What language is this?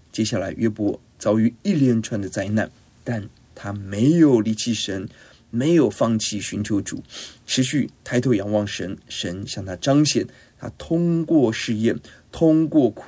Chinese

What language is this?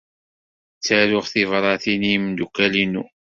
Kabyle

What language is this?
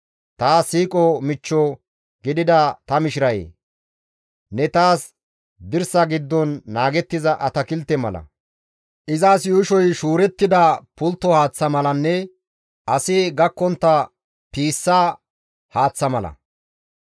Gamo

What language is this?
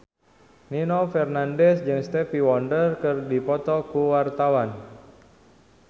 Sundanese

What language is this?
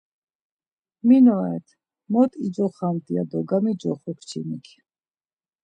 Laz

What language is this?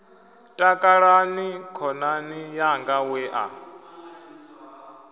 Venda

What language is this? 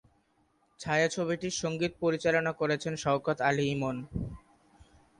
Bangla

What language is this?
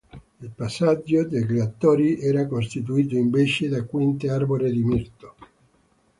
Italian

